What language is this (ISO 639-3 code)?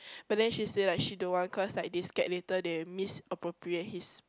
eng